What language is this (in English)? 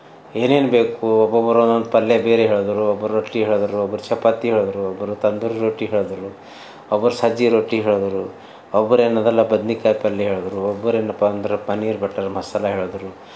Kannada